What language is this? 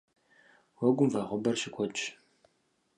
Kabardian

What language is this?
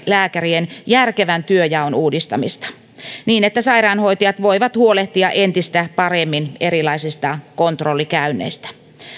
Finnish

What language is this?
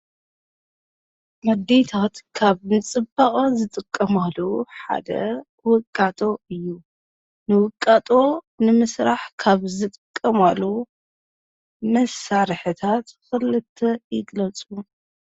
Tigrinya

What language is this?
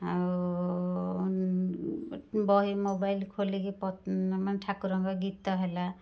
Odia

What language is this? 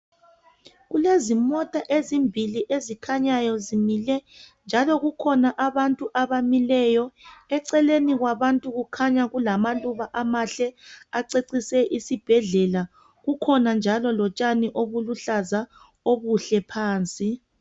North Ndebele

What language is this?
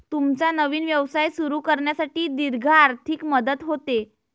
Marathi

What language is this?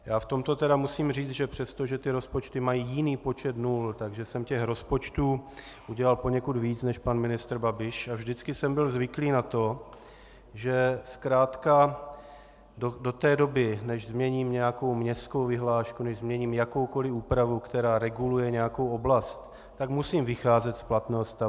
Czech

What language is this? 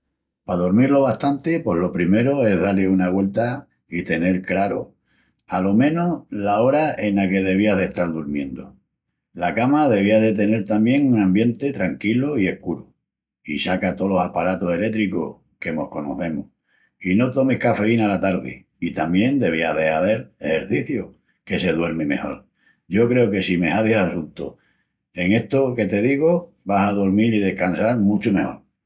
Extremaduran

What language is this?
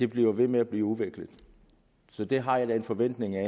Danish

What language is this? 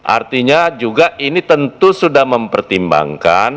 Indonesian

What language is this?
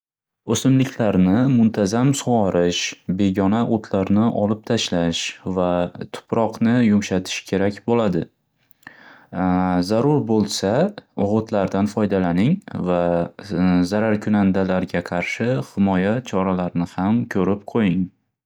Uzbek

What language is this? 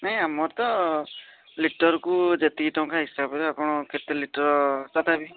Odia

